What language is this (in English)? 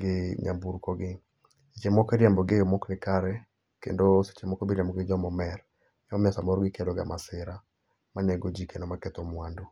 Luo (Kenya and Tanzania)